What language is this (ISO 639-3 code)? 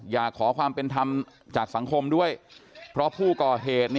tha